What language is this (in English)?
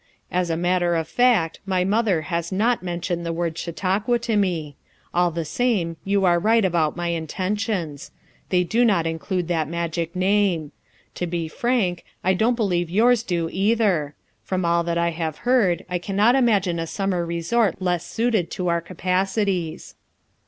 English